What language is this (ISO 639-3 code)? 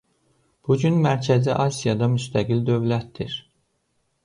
aze